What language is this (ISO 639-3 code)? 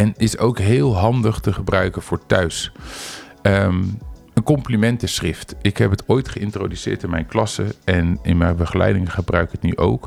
nld